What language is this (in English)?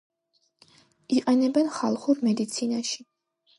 Georgian